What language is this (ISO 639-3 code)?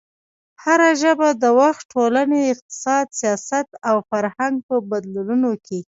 pus